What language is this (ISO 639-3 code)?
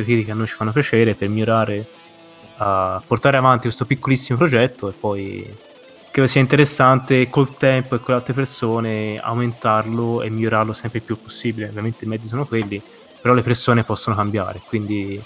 ita